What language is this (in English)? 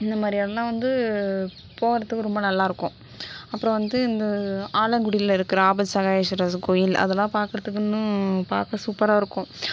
Tamil